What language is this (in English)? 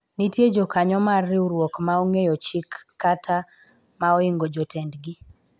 Luo (Kenya and Tanzania)